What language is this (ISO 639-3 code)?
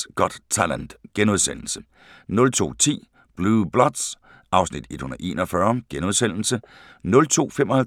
dan